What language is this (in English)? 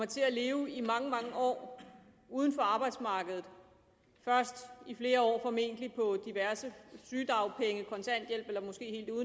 Danish